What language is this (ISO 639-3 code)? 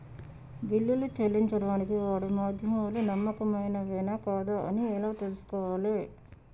tel